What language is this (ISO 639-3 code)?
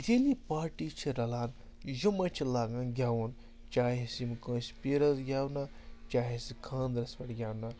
kas